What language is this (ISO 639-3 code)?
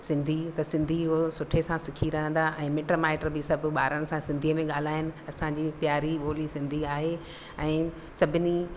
snd